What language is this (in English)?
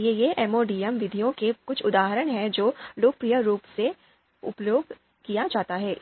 Hindi